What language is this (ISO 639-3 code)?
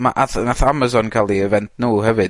cym